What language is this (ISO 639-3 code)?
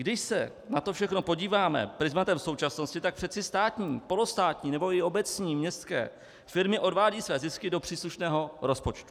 ces